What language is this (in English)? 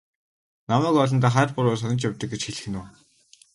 Mongolian